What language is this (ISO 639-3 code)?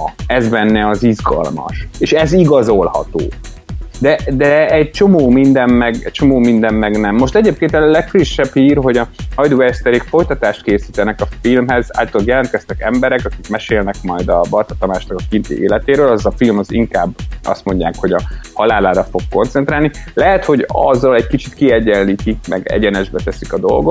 hun